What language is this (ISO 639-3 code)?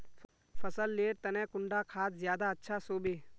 mag